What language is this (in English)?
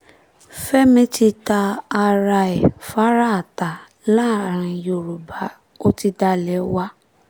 Yoruba